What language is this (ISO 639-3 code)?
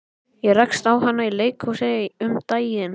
isl